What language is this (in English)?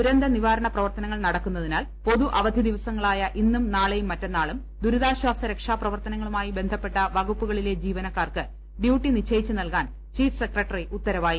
Malayalam